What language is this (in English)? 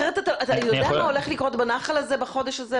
Hebrew